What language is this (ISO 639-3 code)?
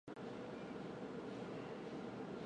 zho